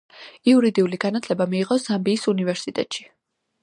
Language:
Georgian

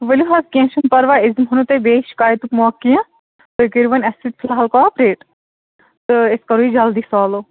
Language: Kashmiri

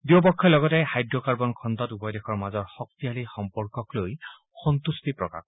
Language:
Assamese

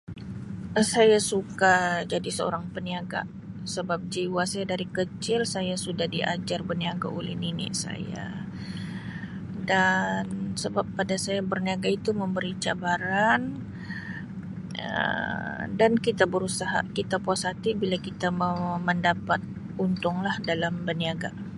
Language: Sabah Malay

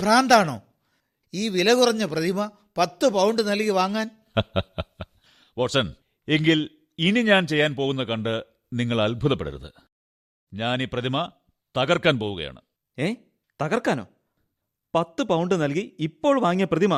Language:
Malayalam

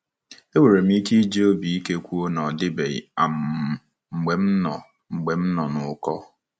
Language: Igbo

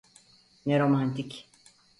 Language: Turkish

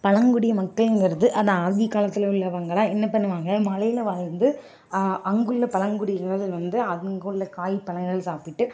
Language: Tamil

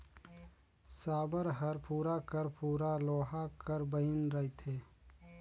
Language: Chhattisgarhi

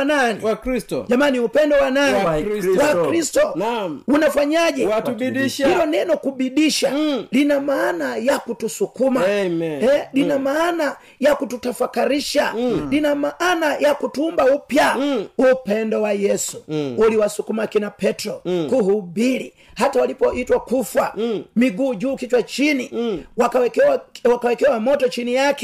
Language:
Swahili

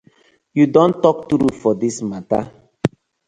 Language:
Nigerian Pidgin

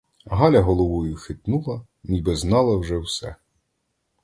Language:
Ukrainian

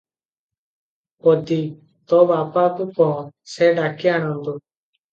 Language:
Odia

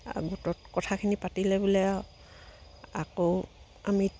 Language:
Assamese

